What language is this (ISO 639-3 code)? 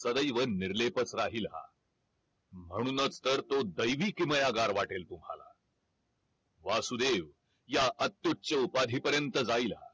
mar